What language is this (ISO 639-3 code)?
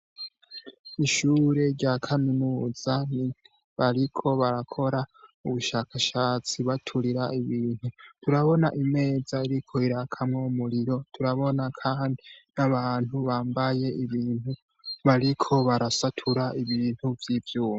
run